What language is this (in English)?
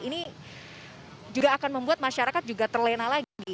Indonesian